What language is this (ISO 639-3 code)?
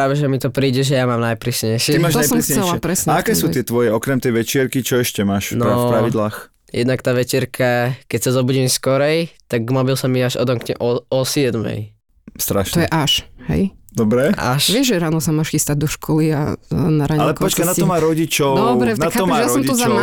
slk